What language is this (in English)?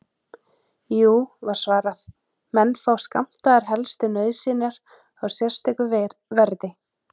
Icelandic